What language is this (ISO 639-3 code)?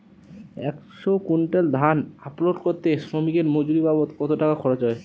ben